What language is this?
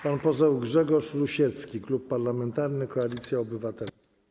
Polish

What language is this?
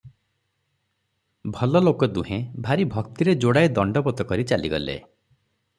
Odia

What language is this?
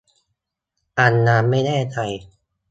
Thai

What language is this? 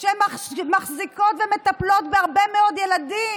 Hebrew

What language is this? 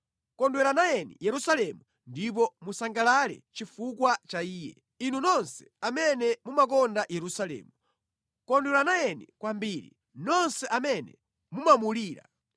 Nyanja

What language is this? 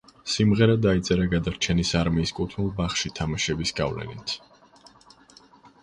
Georgian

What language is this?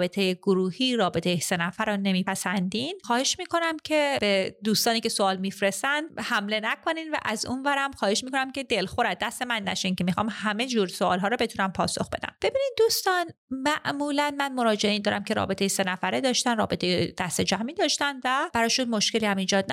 Persian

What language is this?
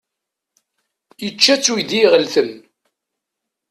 Kabyle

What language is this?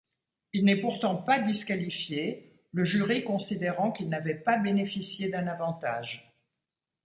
French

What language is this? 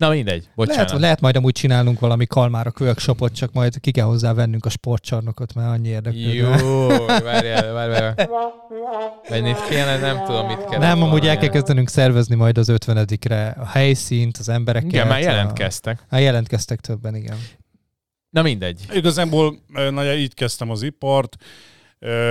Hungarian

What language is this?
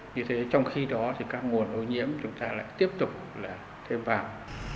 Vietnamese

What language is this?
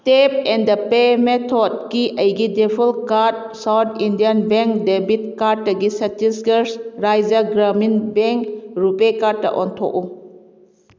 Manipuri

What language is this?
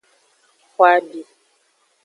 Aja (Benin)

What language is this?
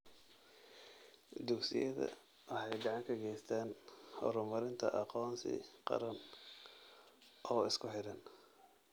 Somali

